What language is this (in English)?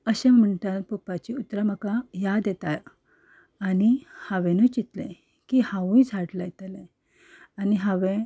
Konkani